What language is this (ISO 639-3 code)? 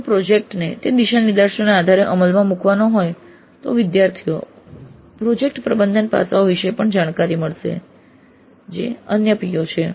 guj